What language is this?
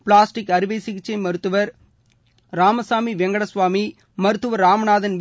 Tamil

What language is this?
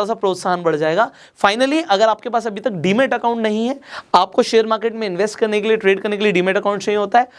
Hindi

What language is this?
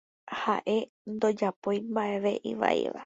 Guarani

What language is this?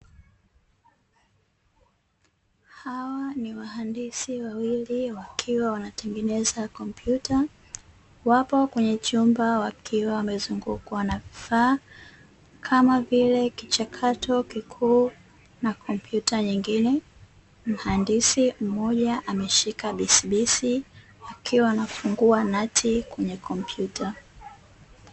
Swahili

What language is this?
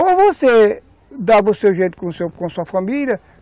Portuguese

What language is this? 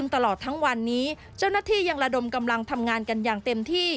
Thai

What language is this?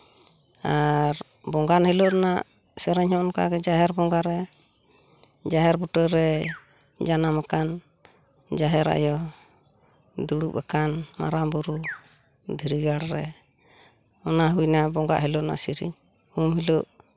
Santali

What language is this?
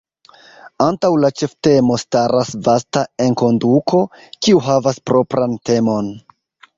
Esperanto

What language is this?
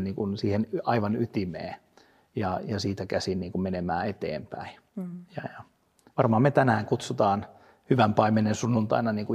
Finnish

